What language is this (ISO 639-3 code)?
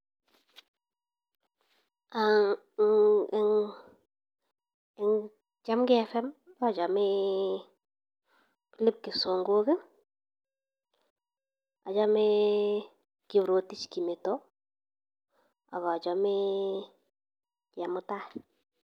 kln